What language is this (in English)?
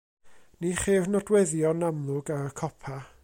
Welsh